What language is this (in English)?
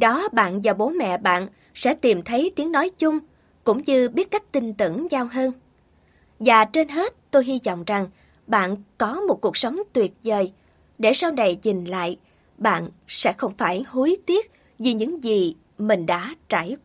Vietnamese